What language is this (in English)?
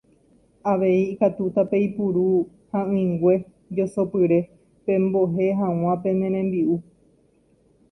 Guarani